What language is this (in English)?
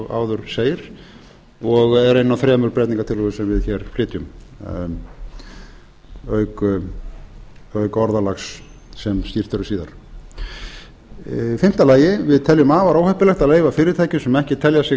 Icelandic